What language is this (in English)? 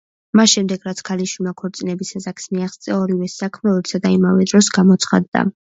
Georgian